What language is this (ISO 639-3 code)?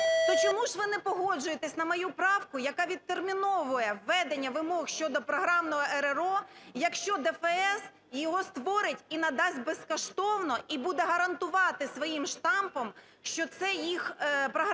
ukr